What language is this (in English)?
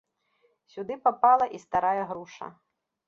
Belarusian